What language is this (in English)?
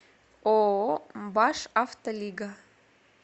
Russian